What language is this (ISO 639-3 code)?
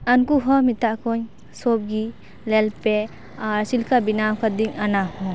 sat